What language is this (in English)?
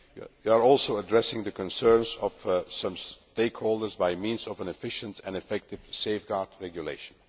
English